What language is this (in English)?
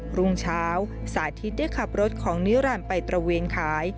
Thai